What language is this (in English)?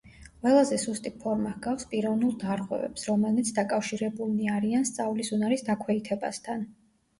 Georgian